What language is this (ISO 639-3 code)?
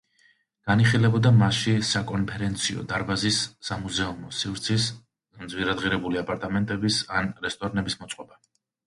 kat